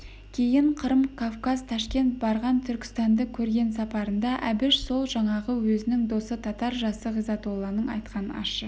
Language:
Kazakh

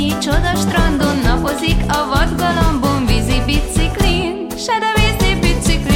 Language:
Hungarian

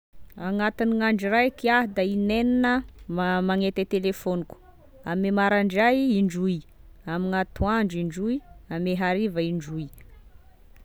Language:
Tesaka Malagasy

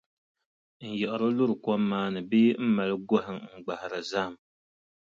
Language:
Dagbani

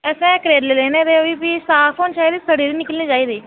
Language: Dogri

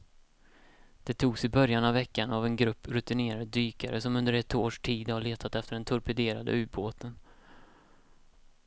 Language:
Swedish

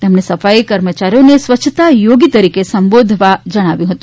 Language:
Gujarati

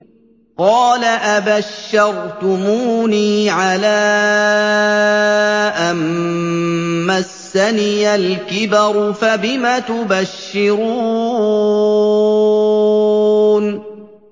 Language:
Arabic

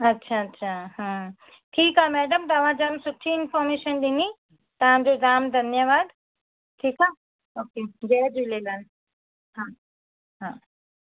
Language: Sindhi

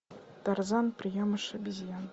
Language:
Russian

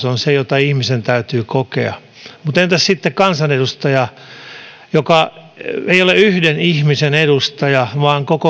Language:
Finnish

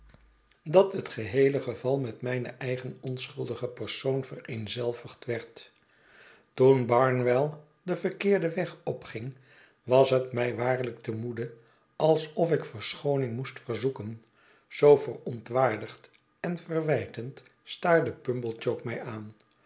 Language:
Dutch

